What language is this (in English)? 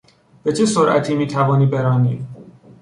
Persian